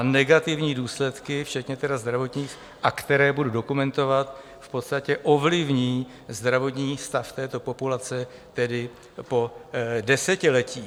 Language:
Czech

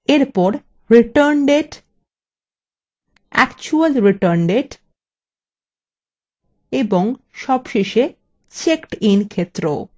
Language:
Bangla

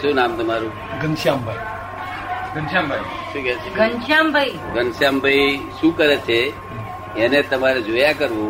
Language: Gujarati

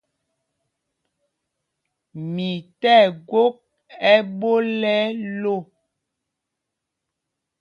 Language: Mpumpong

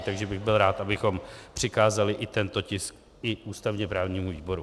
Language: Czech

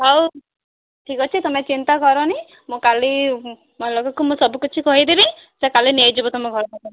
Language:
Odia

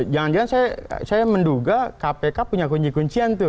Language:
Indonesian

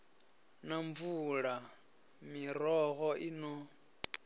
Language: Venda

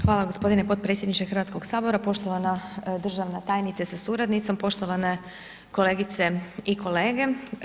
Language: Croatian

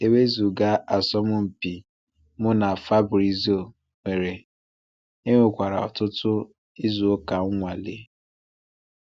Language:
Igbo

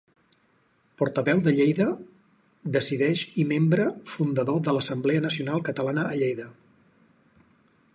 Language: Catalan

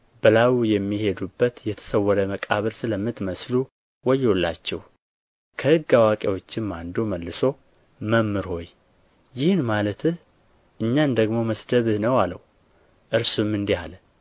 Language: Amharic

